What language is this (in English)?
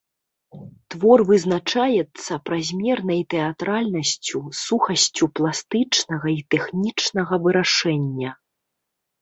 Belarusian